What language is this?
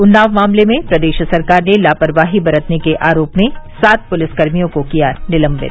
Hindi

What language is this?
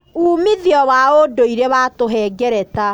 Kikuyu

